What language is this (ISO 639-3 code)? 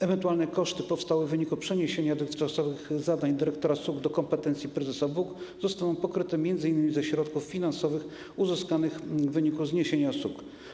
pol